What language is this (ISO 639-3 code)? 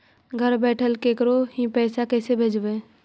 mag